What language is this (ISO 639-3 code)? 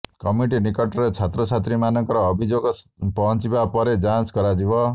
ori